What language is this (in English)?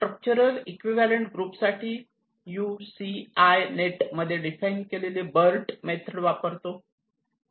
Marathi